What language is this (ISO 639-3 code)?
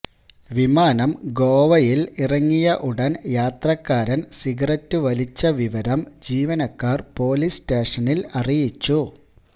mal